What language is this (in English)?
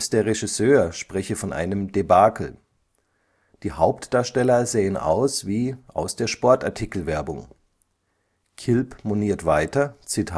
German